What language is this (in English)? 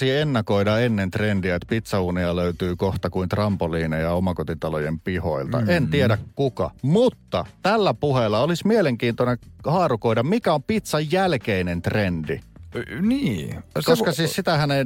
Finnish